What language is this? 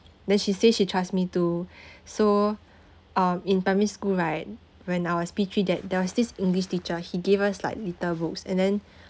English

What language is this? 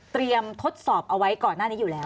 Thai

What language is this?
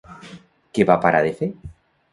Catalan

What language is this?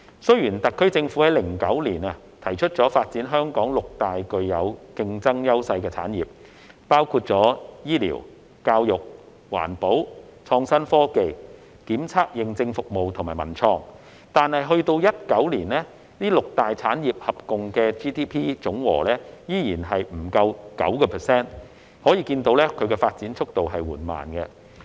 Cantonese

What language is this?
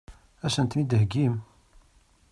Kabyle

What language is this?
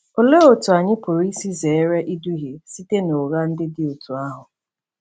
Igbo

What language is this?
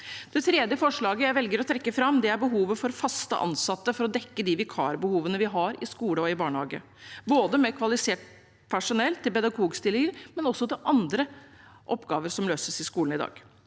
Norwegian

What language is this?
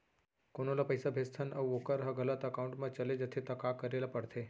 Chhattisgarhi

